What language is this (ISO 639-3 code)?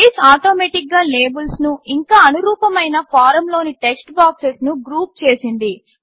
tel